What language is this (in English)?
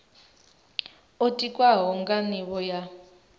Venda